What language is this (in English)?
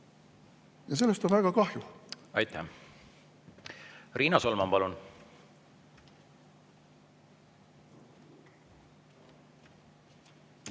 Estonian